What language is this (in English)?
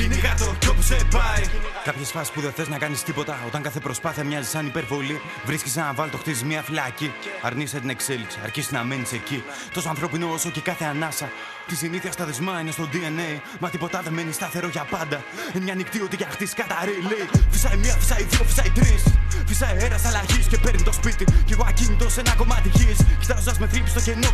Greek